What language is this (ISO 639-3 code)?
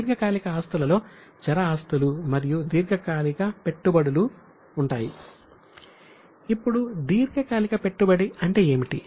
tel